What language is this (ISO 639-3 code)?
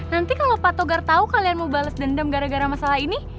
ind